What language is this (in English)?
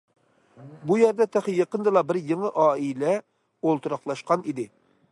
Uyghur